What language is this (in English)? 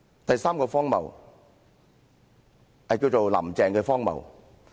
Cantonese